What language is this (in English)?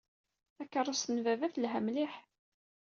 Kabyle